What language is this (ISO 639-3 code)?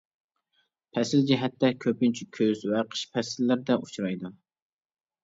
uig